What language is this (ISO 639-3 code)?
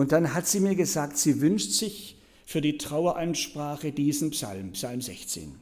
deu